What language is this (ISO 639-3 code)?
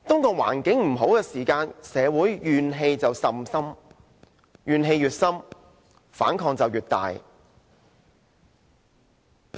yue